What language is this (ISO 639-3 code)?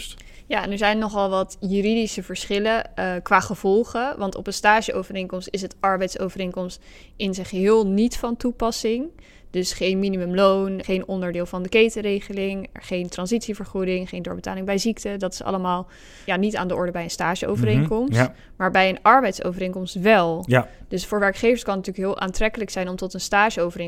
nld